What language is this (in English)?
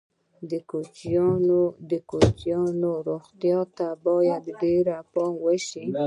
Pashto